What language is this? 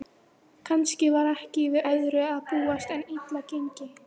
Icelandic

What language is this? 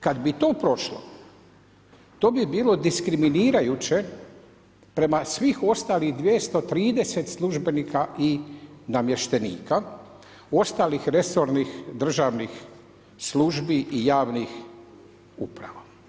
Croatian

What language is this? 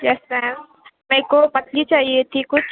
Urdu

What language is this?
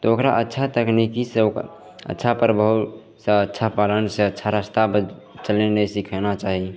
Maithili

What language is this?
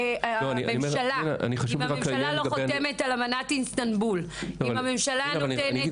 Hebrew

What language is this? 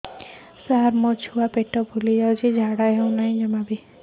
Odia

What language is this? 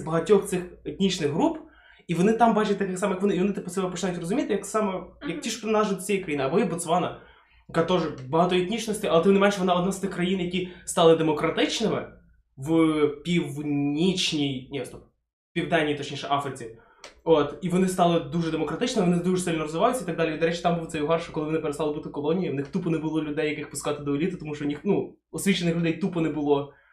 Ukrainian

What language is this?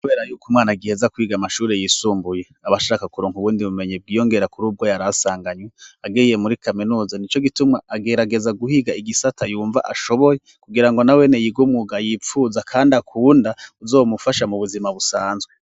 Rundi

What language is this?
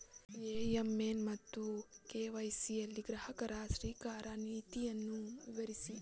Kannada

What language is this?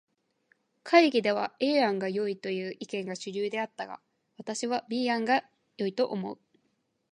Japanese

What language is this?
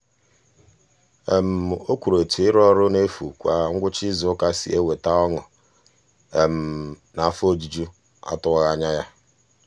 Igbo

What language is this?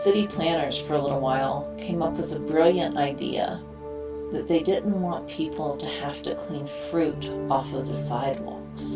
English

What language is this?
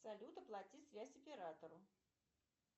Russian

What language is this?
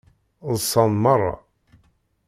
Kabyle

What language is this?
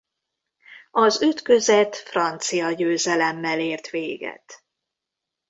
Hungarian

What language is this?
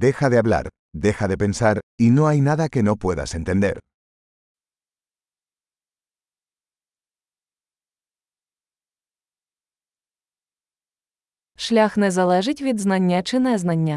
Ukrainian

